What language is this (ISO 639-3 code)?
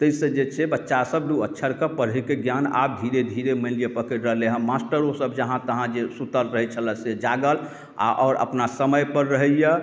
mai